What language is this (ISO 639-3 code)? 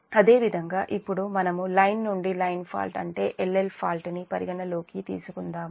tel